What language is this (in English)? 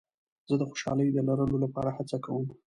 Pashto